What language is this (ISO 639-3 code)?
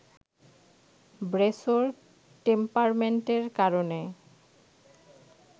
ben